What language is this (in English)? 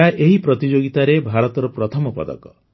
Odia